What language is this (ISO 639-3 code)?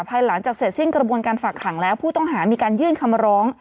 tha